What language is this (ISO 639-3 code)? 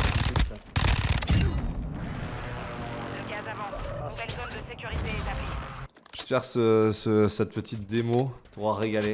fra